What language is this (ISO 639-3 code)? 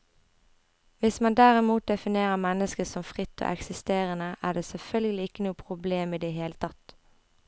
nor